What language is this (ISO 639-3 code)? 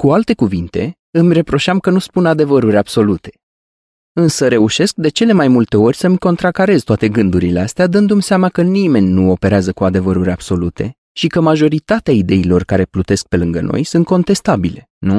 ron